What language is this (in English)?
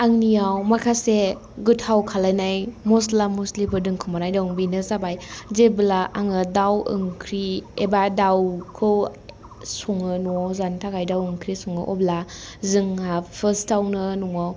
Bodo